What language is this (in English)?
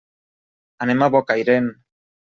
Catalan